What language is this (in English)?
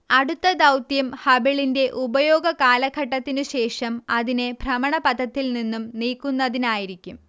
Malayalam